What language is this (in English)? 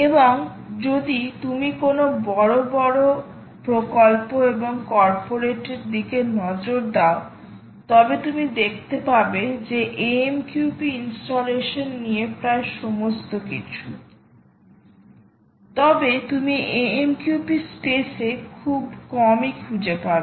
Bangla